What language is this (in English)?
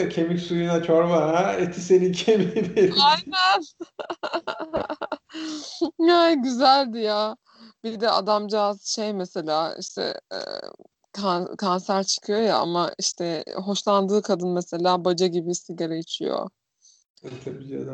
Turkish